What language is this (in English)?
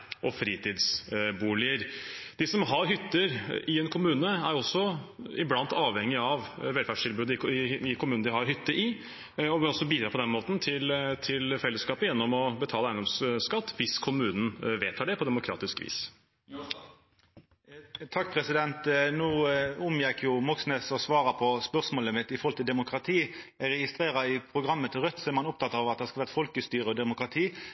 Norwegian